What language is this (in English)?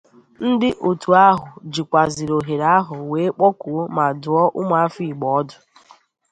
Igbo